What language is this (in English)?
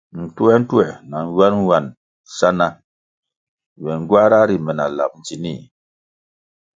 Kwasio